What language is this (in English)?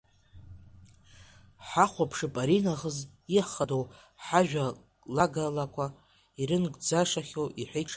Abkhazian